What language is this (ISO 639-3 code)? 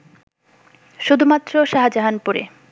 ben